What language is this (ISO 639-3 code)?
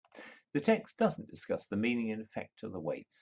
eng